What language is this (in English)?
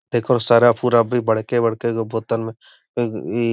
Magahi